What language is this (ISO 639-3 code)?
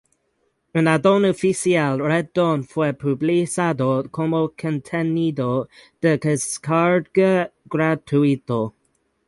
spa